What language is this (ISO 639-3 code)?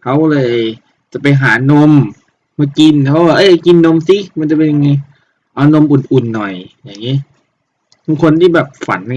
tha